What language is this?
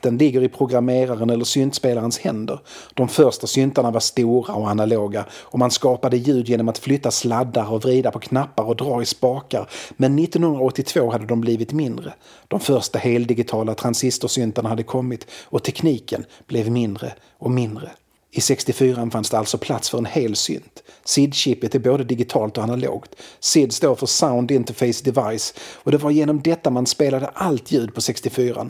Swedish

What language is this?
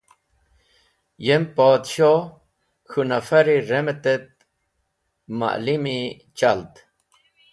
Wakhi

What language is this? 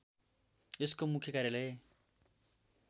Nepali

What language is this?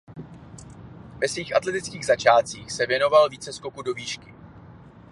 Czech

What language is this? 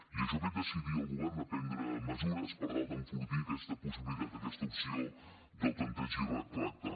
Catalan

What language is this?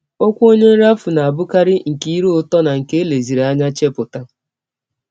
Igbo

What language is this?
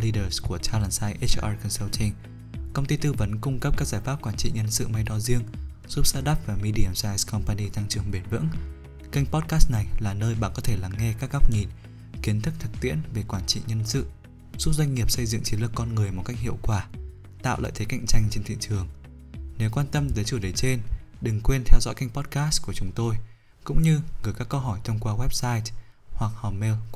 Vietnamese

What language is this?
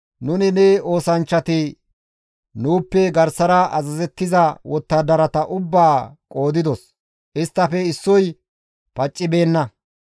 Gamo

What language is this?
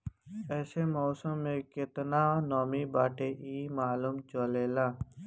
Bhojpuri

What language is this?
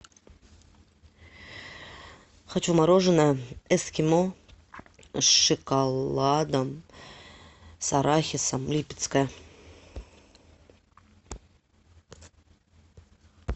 Russian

